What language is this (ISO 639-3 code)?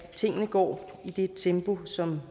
dan